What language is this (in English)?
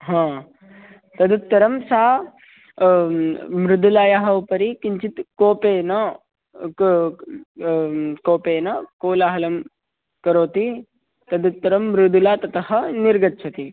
Sanskrit